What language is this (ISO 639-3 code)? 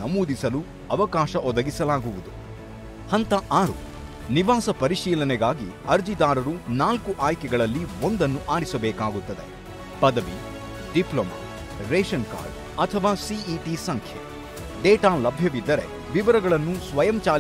kan